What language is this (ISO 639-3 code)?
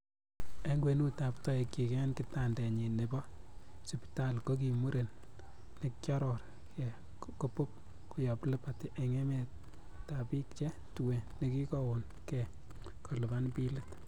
kln